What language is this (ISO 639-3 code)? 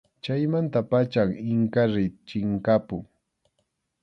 qxu